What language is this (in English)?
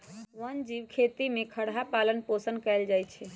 Magahi